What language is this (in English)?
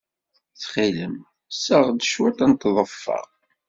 Kabyle